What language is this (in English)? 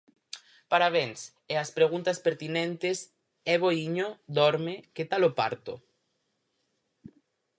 Galician